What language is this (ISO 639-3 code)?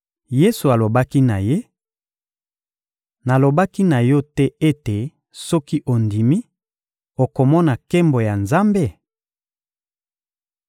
lin